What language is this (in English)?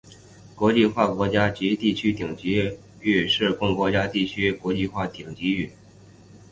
Chinese